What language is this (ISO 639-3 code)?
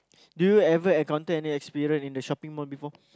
eng